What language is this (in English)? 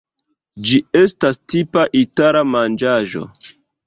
Esperanto